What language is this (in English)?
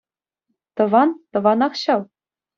Chuvash